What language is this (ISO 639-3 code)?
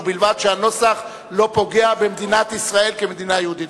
heb